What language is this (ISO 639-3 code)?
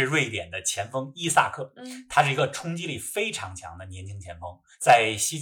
zho